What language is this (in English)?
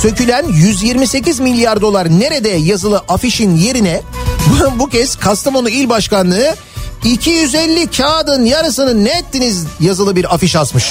Turkish